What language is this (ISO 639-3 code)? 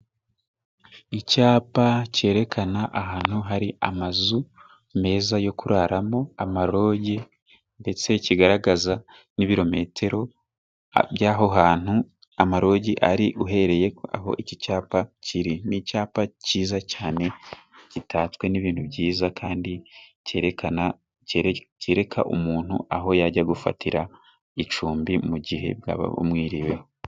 kin